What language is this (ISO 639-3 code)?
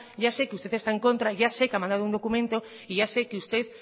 spa